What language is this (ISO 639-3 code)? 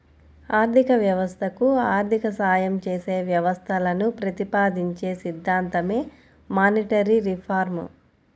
tel